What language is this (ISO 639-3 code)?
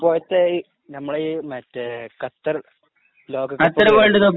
mal